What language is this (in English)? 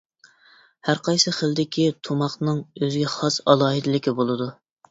Uyghur